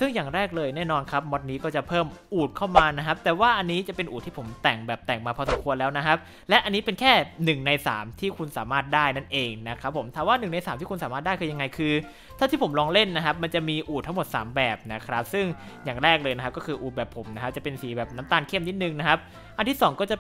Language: Thai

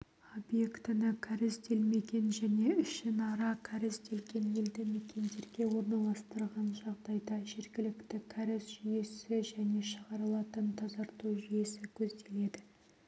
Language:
Kazakh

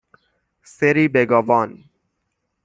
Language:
Persian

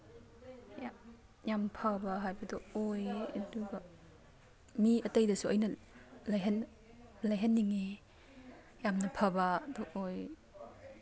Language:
Manipuri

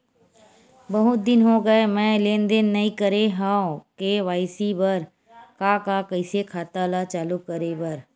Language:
Chhattisgarhi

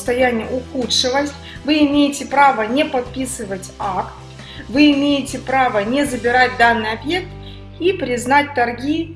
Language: Russian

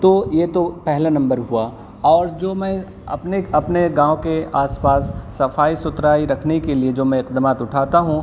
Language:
Urdu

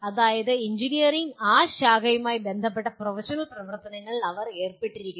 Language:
Malayalam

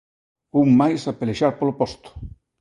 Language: Galician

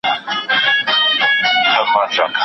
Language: Pashto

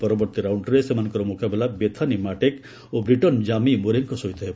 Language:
Odia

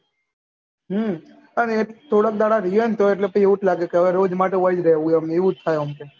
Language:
Gujarati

